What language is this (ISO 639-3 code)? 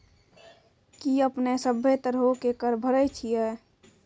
mai